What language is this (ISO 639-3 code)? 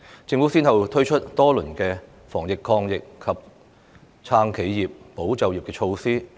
yue